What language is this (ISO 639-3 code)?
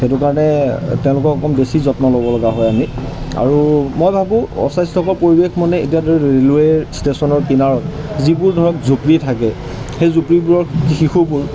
asm